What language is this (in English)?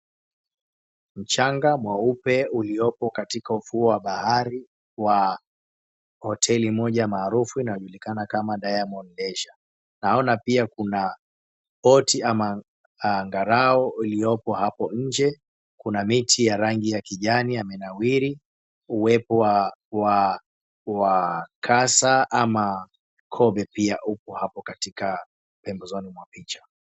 Swahili